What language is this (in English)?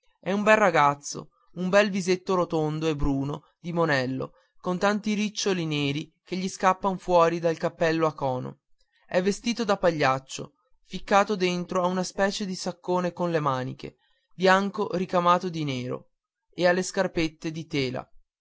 Italian